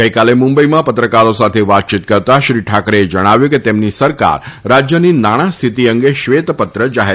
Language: Gujarati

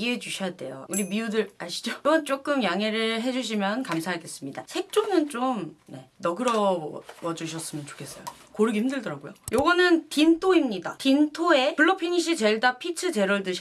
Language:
Korean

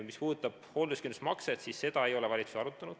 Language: Estonian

